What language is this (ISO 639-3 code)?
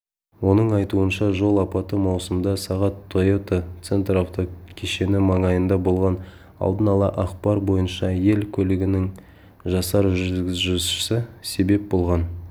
kaz